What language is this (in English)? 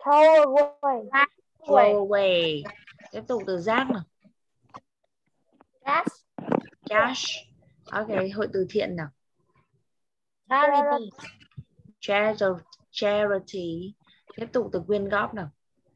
Vietnamese